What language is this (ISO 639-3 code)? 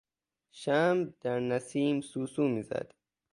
fas